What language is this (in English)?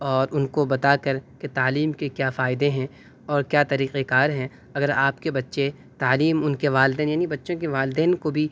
Urdu